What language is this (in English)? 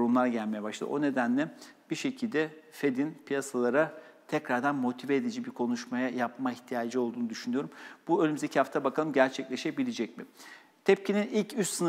Turkish